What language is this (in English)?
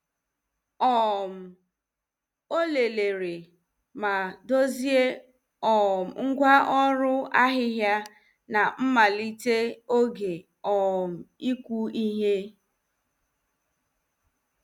Igbo